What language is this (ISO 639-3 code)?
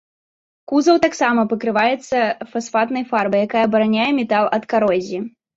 bel